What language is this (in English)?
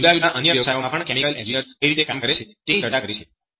Gujarati